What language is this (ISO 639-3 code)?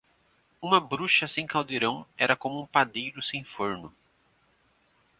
por